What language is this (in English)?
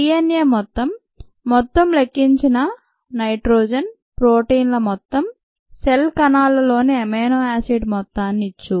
Telugu